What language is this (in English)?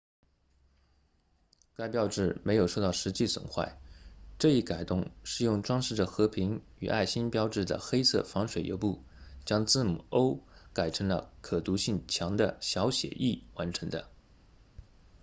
Chinese